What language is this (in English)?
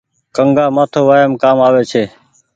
Goaria